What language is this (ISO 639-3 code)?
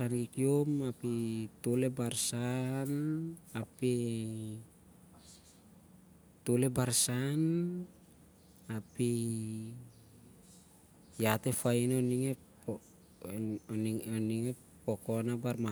sjr